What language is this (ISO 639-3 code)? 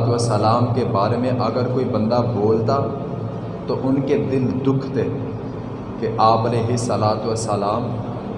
urd